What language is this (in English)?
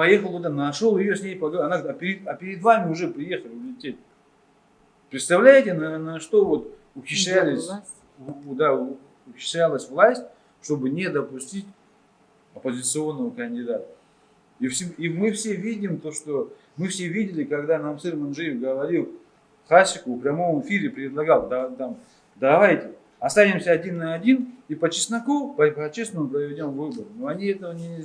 Russian